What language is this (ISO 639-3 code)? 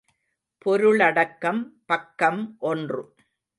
tam